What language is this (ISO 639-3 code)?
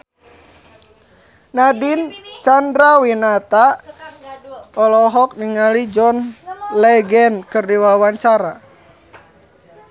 sun